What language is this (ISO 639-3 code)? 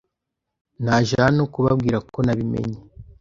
kin